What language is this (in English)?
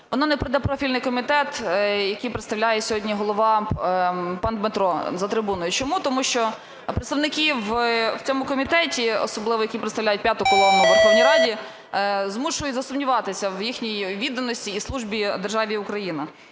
Ukrainian